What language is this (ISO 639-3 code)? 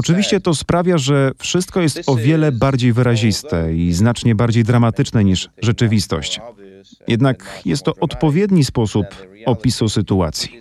pol